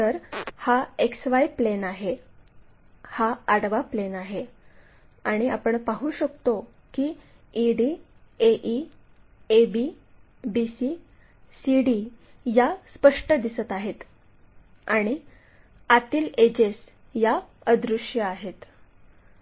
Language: Marathi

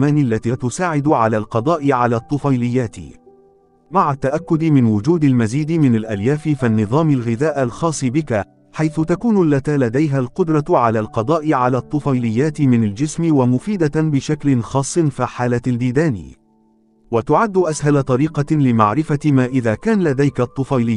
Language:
Arabic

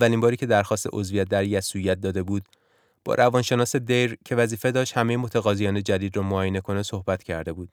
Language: Persian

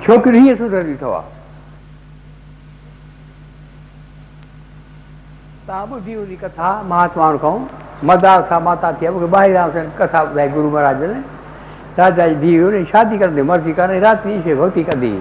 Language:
Hindi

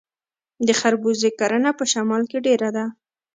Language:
Pashto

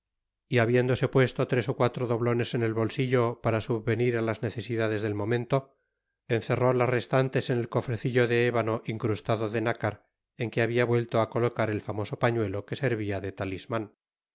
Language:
Spanish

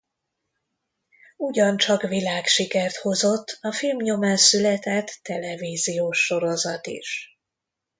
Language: Hungarian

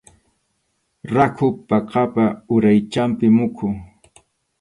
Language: Arequipa-La Unión Quechua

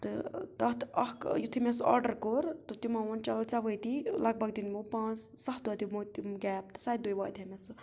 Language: Kashmiri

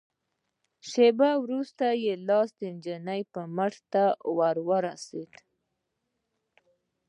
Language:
Pashto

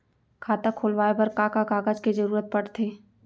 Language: Chhattisgarhi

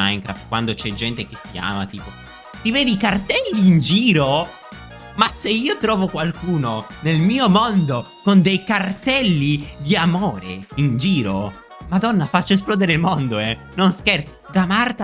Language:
Italian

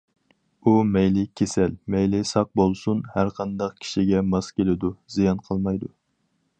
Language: Uyghur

